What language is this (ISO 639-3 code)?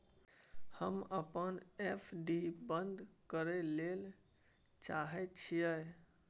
mai